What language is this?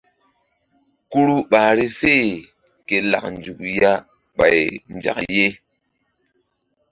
Mbum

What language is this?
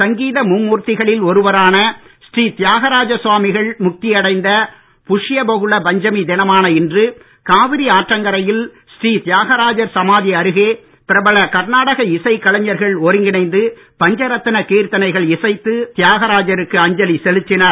Tamil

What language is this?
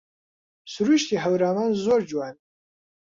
Central Kurdish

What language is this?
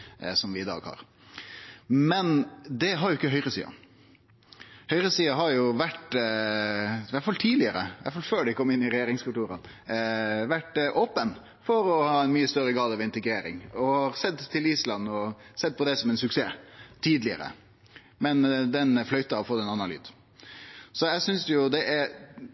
Norwegian Nynorsk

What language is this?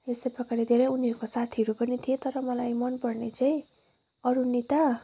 Nepali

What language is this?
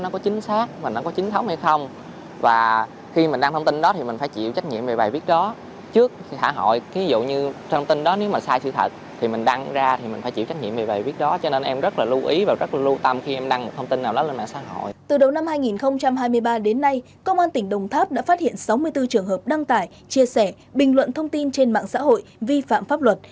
Vietnamese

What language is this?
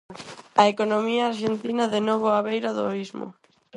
Galician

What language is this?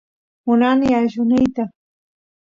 Santiago del Estero Quichua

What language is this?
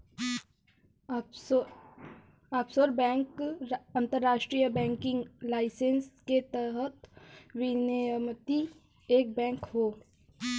Bhojpuri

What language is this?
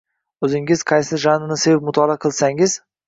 Uzbek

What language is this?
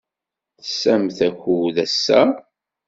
Kabyle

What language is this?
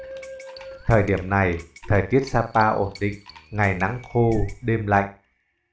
Vietnamese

